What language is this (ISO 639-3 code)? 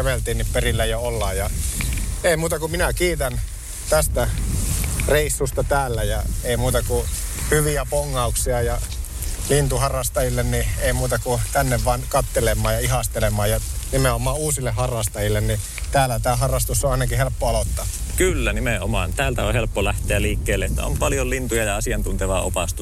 fin